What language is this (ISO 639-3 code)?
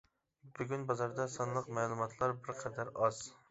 uig